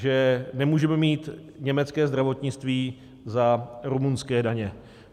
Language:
Czech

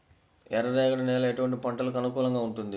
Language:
Telugu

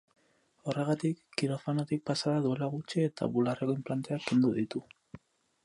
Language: Basque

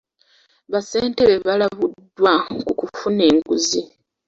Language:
Ganda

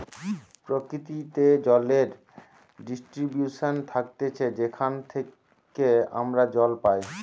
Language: Bangla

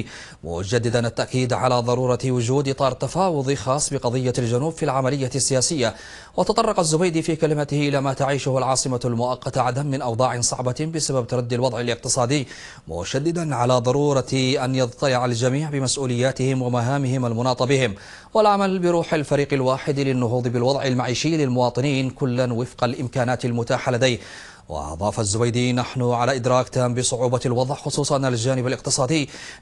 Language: Arabic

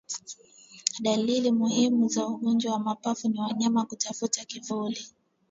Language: Swahili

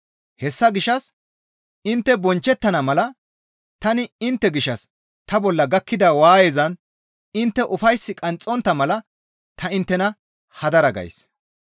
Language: Gamo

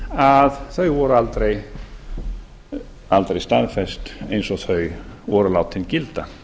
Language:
Icelandic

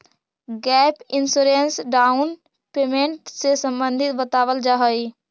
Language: Magahi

